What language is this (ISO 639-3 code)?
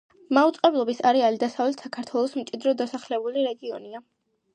kat